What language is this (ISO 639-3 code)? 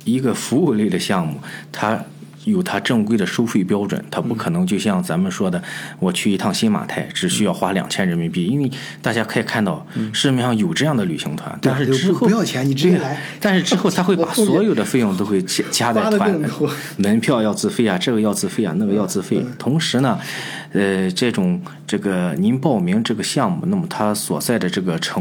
zho